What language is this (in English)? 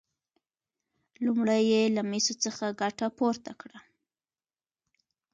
Pashto